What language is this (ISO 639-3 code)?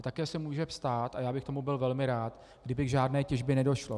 ces